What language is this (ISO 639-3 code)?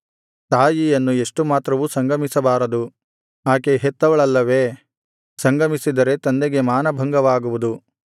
kan